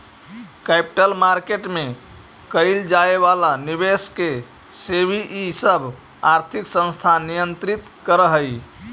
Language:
Magahi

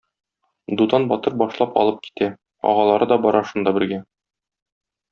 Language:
Tatar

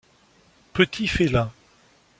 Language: French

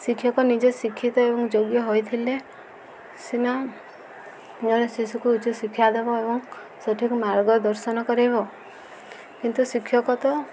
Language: Odia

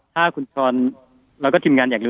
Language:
Thai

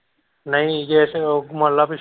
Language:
Punjabi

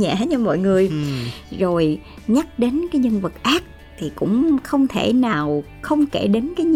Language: Vietnamese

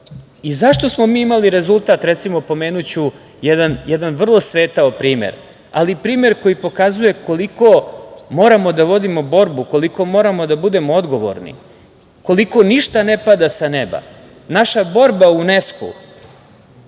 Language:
Serbian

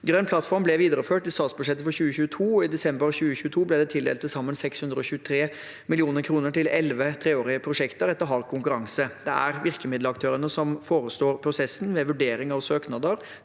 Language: Norwegian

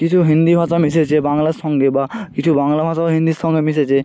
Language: Bangla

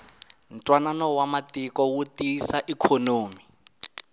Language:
Tsonga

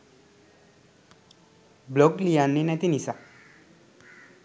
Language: Sinhala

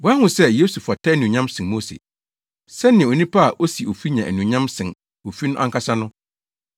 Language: Akan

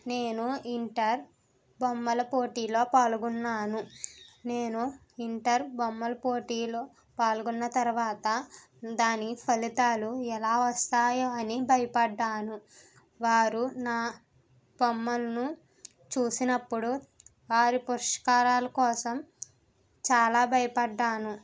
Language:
Telugu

